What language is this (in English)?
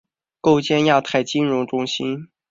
Chinese